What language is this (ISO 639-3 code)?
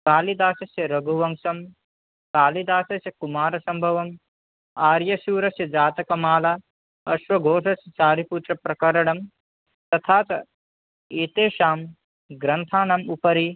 san